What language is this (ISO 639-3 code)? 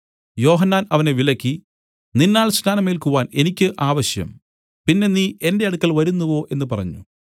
mal